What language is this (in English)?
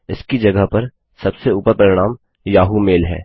Hindi